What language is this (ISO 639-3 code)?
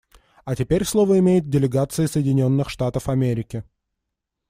rus